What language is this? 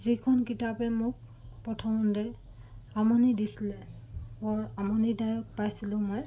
Assamese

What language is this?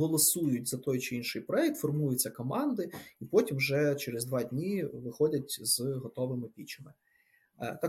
Ukrainian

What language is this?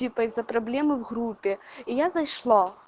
Russian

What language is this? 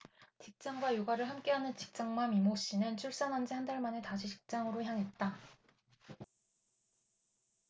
Korean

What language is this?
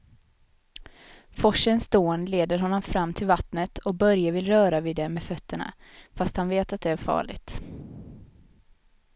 Swedish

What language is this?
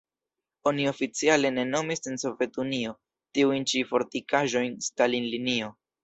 Esperanto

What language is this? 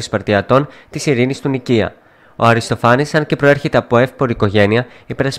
Greek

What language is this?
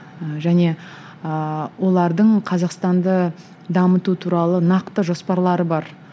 Kazakh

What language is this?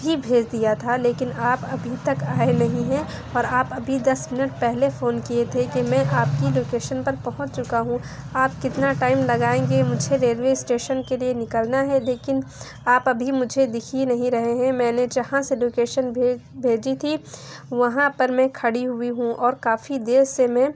Urdu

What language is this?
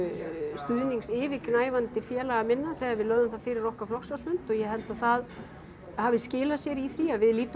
Icelandic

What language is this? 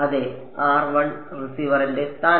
Malayalam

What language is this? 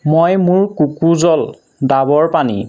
Assamese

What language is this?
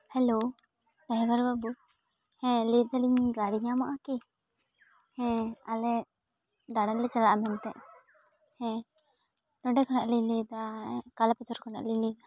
Santali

